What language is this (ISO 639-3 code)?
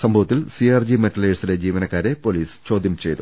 mal